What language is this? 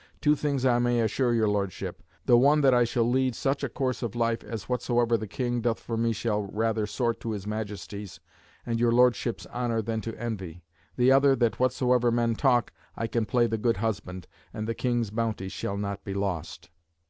English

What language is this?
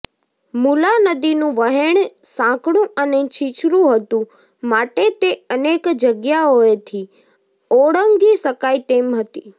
Gujarati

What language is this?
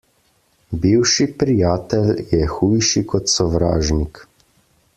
Slovenian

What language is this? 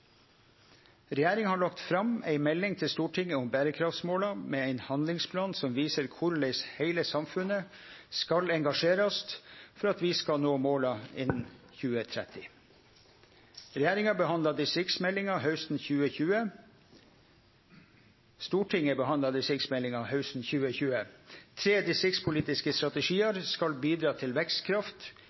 Norwegian Nynorsk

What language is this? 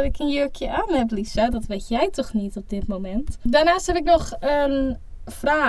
Dutch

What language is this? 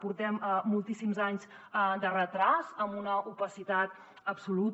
Catalan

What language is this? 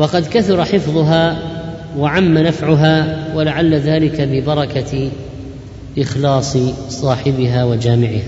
Arabic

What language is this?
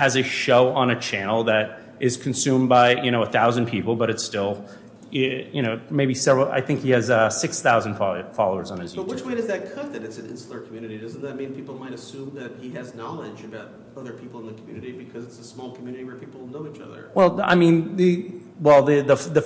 English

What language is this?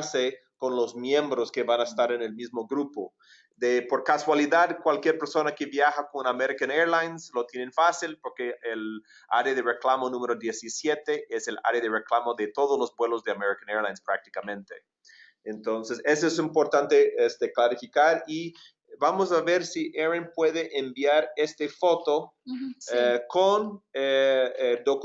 Spanish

